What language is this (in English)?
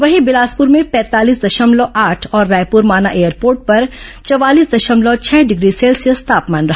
Hindi